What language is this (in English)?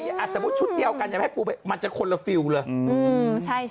Thai